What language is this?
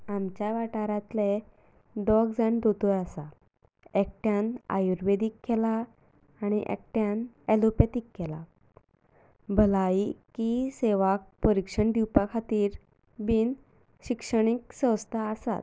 Konkani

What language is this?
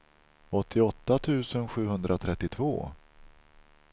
Swedish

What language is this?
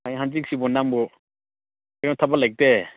Manipuri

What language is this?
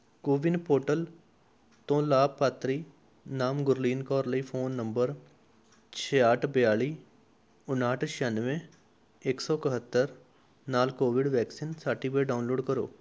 Punjabi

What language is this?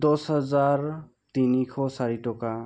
Assamese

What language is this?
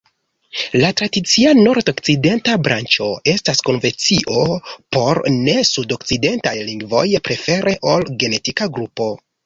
Esperanto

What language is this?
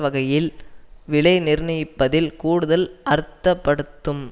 Tamil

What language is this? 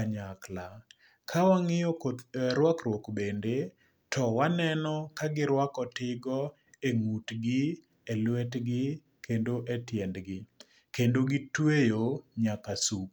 Luo (Kenya and Tanzania)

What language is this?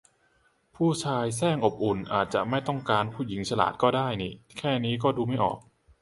Thai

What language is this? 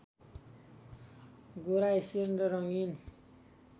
Nepali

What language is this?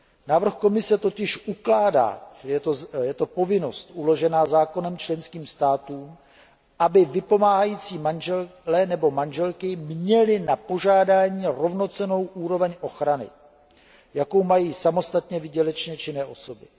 Czech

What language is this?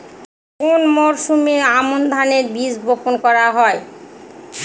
Bangla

